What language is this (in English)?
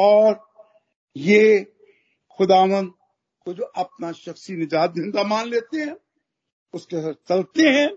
Hindi